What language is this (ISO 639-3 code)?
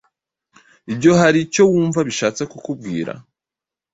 kin